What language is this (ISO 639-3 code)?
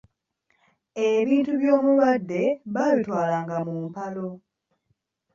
lug